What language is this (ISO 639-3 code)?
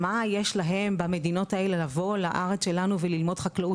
heb